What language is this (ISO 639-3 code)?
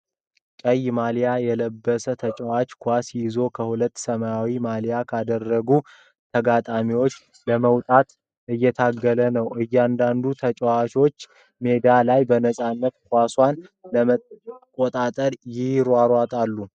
amh